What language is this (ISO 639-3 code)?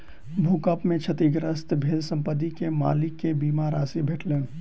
mai